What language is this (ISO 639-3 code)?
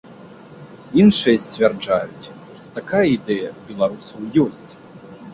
bel